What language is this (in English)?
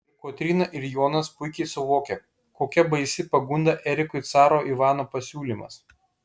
Lithuanian